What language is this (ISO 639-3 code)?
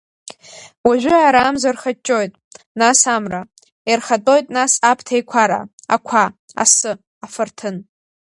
abk